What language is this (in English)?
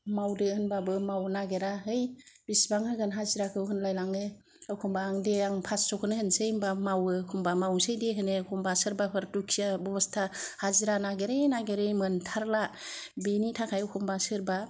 Bodo